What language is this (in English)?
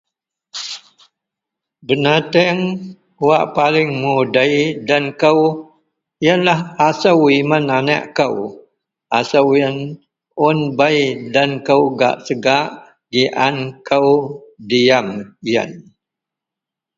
Central Melanau